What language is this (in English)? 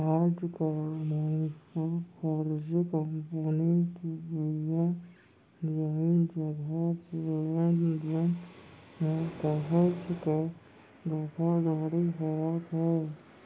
Chhattisgarhi